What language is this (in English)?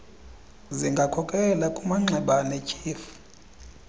Xhosa